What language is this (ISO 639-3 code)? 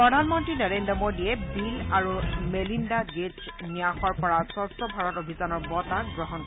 asm